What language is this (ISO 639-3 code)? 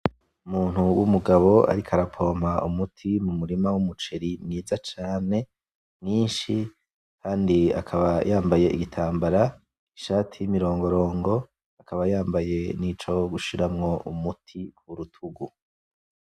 run